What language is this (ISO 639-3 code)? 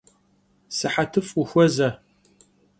kbd